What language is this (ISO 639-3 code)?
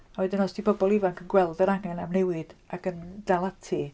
cym